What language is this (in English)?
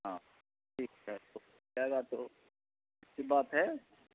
Urdu